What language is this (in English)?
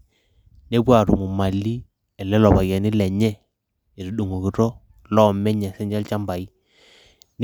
Masai